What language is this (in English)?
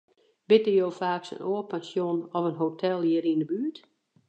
Western Frisian